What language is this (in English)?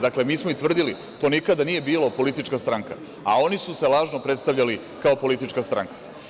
Serbian